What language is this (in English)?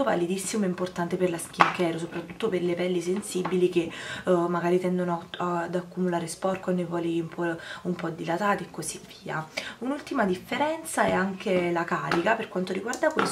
Italian